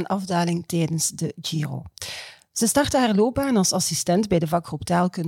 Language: Dutch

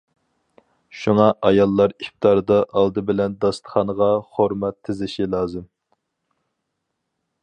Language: Uyghur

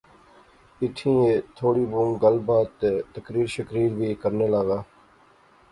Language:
Pahari-Potwari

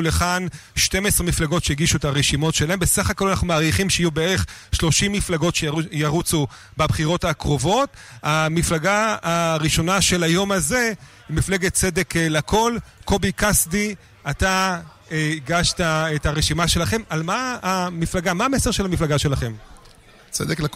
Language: Hebrew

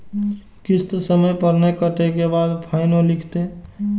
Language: Maithili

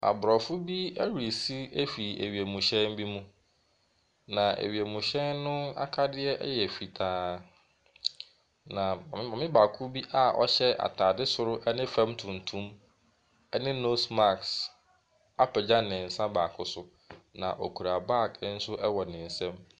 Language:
Akan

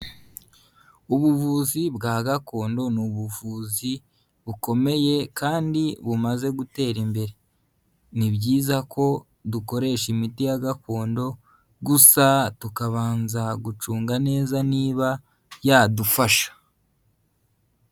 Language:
Kinyarwanda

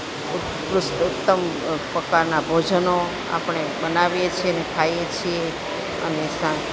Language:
Gujarati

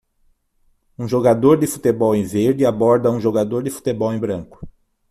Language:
Portuguese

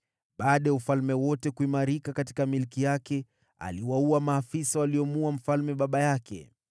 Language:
Swahili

